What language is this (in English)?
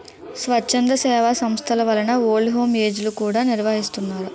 Telugu